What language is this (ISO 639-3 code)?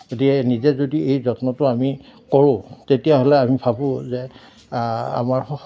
asm